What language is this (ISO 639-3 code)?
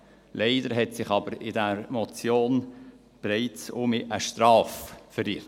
gsw